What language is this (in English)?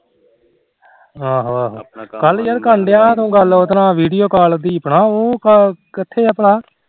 Punjabi